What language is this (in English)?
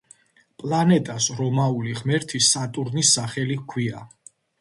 Georgian